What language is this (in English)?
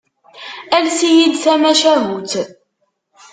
Kabyle